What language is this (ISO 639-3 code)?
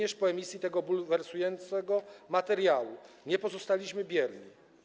pol